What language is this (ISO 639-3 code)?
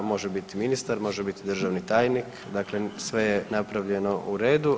hrv